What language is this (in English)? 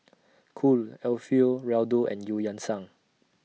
English